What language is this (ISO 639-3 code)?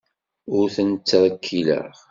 kab